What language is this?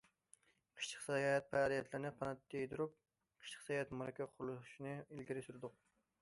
Uyghur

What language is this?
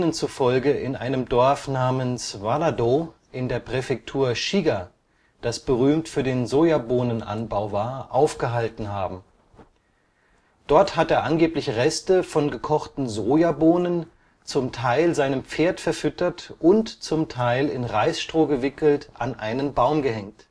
German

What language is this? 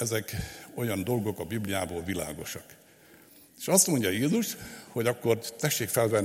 Hungarian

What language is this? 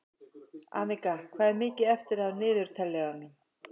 Icelandic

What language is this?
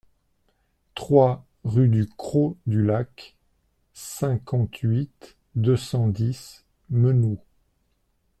French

